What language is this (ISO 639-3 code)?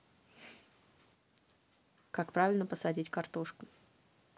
rus